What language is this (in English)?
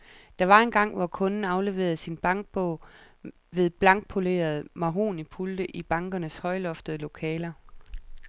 Danish